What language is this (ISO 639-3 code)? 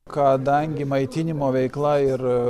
lit